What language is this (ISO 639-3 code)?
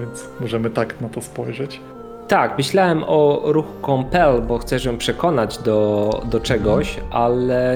pol